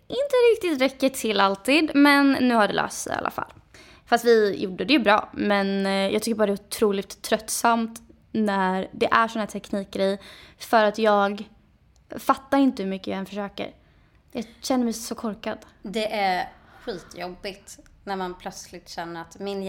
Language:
Swedish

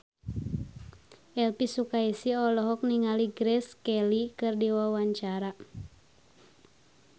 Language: Sundanese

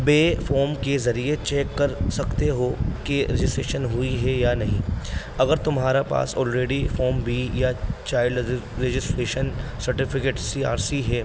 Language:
Urdu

